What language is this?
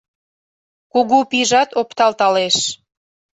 Mari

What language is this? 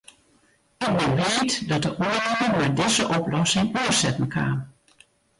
Western Frisian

